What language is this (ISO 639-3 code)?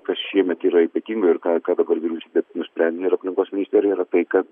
lit